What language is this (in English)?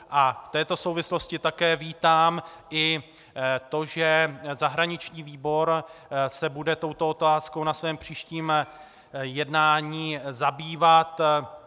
Czech